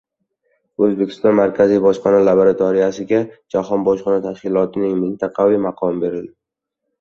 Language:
Uzbek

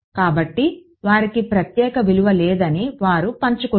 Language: Telugu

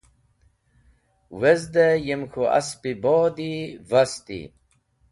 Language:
Wakhi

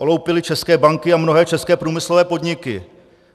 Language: Czech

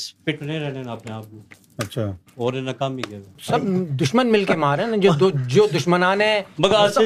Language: Urdu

